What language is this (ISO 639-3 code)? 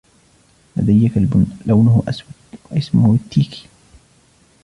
ara